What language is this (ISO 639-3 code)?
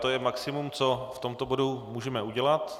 ces